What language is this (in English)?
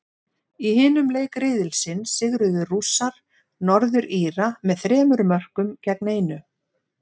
Icelandic